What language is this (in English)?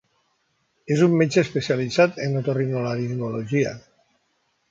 Catalan